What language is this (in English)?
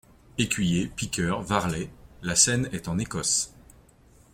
French